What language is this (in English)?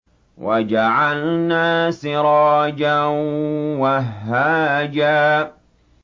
Arabic